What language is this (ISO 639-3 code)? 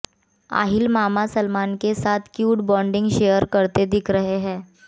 hin